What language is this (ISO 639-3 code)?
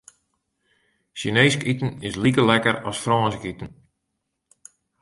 fry